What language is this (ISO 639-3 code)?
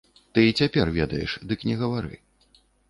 bel